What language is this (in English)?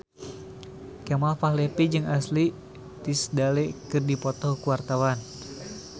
Sundanese